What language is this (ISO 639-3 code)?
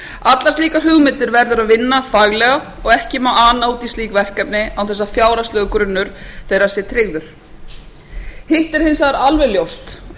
isl